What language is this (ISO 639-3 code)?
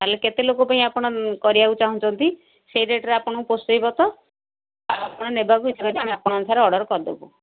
ori